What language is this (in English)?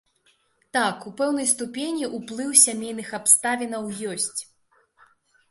Belarusian